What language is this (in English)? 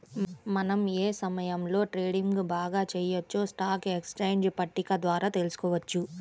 Telugu